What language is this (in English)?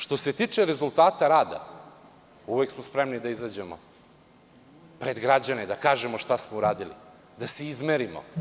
Serbian